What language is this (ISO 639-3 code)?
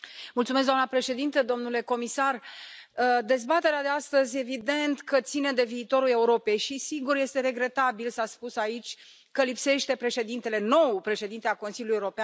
ron